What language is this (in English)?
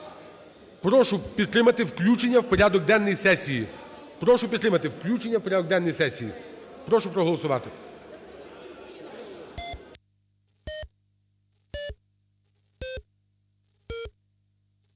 Ukrainian